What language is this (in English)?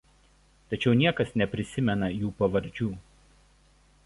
Lithuanian